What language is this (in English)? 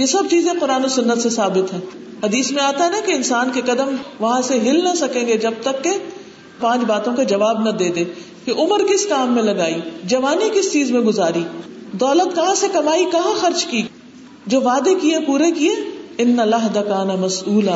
Urdu